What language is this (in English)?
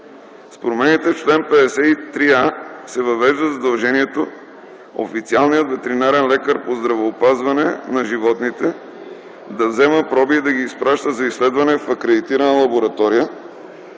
Bulgarian